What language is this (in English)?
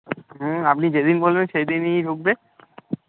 Bangla